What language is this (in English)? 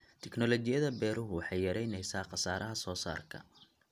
Somali